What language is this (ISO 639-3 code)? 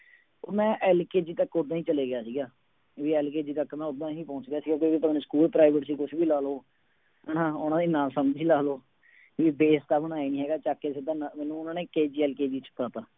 pan